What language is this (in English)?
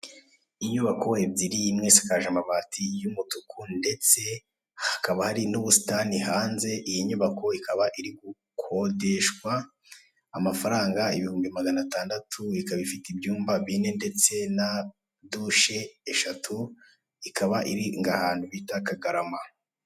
Kinyarwanda